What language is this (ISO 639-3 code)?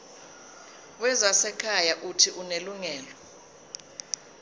zul